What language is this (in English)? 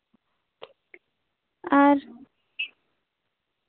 Santali